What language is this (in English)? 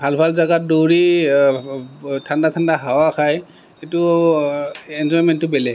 Assamese